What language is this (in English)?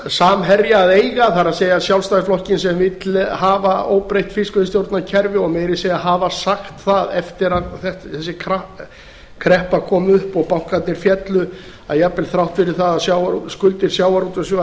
Icelandic